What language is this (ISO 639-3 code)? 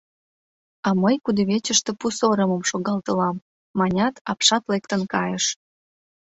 chm